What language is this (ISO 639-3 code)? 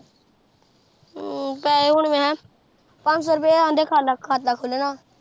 pan